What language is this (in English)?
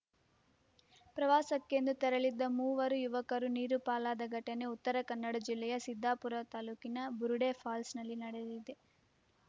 Kannada